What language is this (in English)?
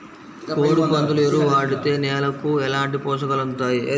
Telugu